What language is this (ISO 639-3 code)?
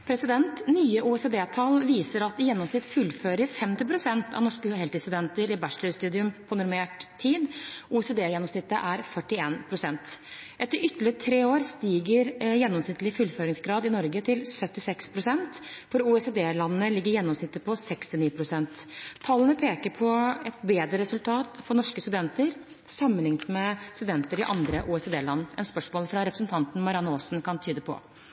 nob